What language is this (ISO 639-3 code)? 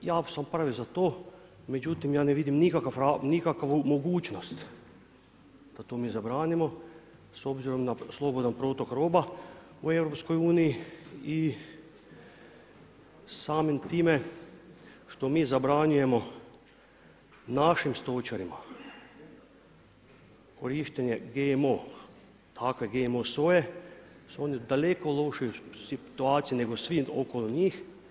hrv